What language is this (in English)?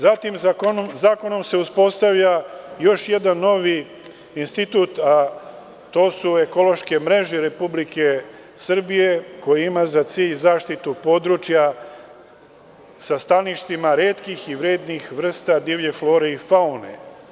Serbian